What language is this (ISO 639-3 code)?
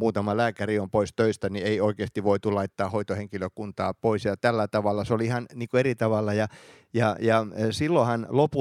fin